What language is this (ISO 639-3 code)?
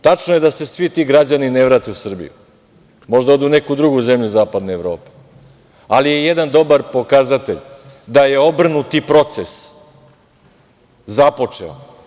srp